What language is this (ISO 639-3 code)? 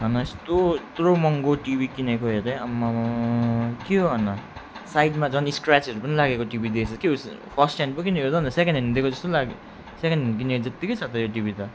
nep